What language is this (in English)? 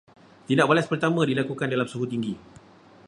Malay